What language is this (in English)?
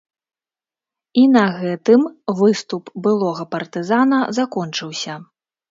Belarusian